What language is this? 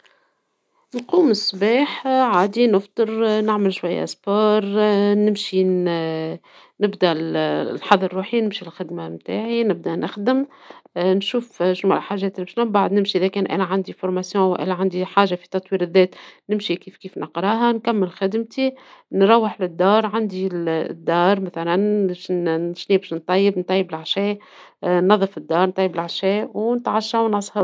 Tunisian Arabic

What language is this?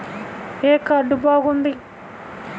Telugu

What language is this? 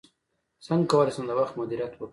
Pashto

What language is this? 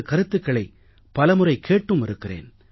Tamil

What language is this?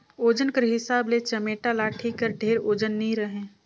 Chhattisgarhi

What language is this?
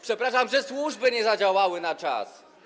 Polish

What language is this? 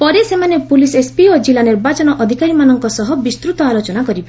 Odia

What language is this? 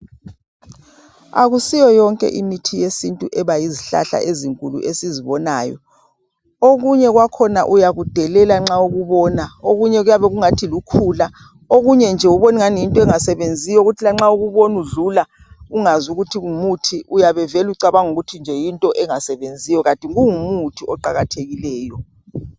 North Ndebele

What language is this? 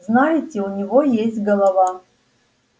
Russian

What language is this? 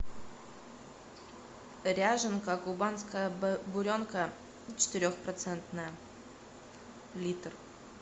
Russian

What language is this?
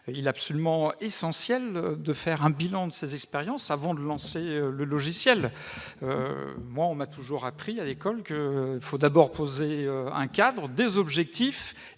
French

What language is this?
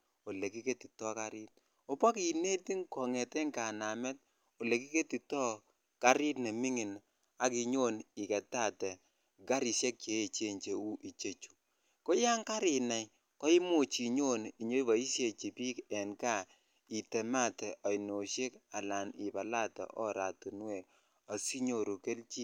Kalenjin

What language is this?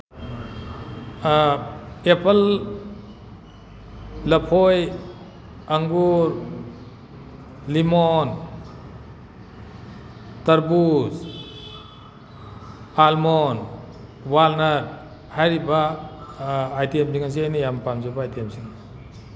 Manipuri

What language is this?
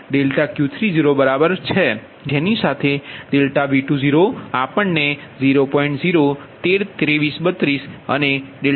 Gujarati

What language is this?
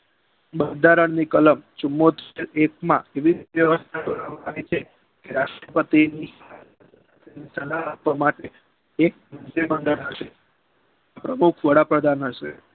Gujarati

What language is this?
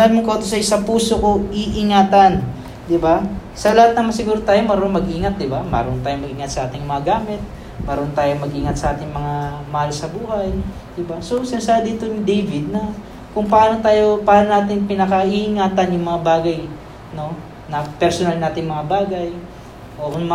Filipino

